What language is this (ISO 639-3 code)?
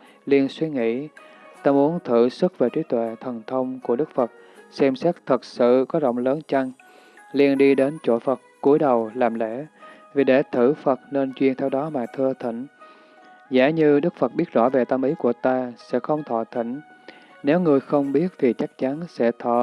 vie